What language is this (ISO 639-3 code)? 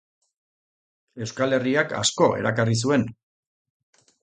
eus